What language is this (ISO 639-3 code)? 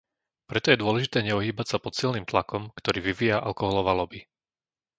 slk